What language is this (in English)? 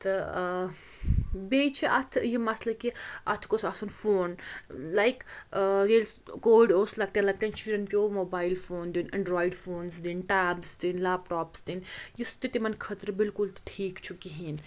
Kashmiri